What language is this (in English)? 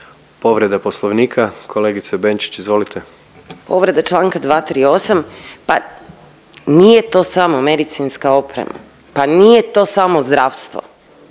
Croatian